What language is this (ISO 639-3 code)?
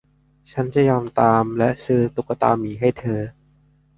tha